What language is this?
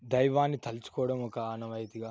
Telugu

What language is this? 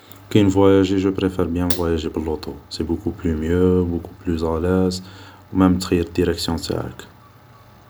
Algerian Arabic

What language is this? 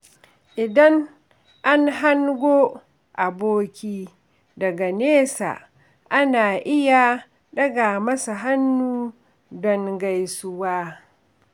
Hausa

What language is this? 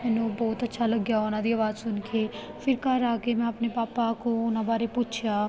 Punjabi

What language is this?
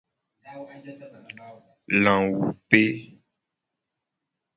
Gen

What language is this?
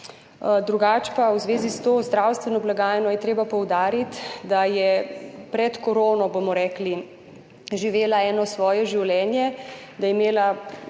Slovenian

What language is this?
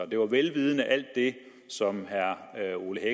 Danish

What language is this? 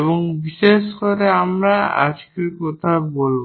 Bangla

